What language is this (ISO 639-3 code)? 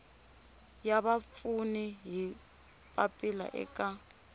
tso